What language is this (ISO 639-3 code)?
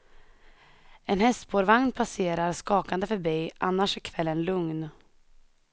swe